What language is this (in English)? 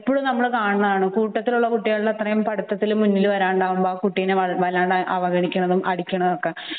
Malayalam